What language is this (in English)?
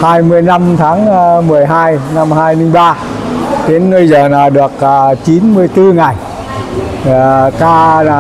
Vietnamese